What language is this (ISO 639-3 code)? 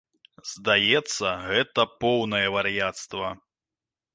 bel